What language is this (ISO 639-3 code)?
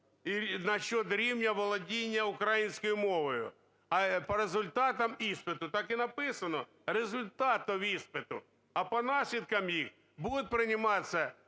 ukr